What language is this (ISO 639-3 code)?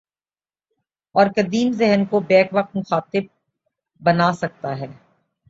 urd